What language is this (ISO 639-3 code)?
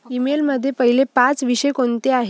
mar